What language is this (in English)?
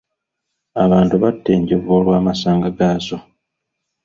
Ganda